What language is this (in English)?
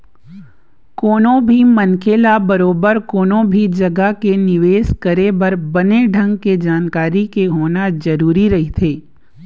Chhattisgarhi